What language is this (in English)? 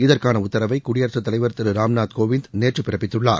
Tamil